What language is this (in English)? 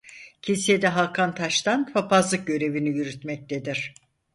Turkish